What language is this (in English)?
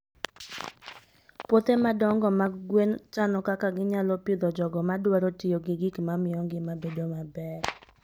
Luo (Kenya and Tanzania)